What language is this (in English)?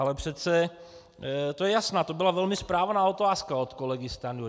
Czech